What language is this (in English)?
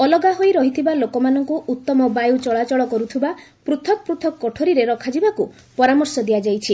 Odia